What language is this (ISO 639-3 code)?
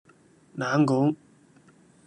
yue